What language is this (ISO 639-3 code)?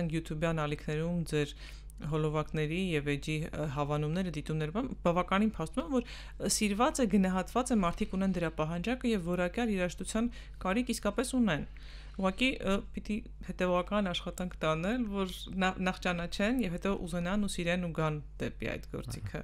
ron